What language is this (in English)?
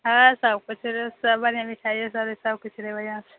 Maithili